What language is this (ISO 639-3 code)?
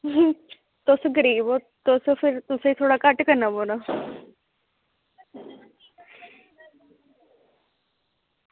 doi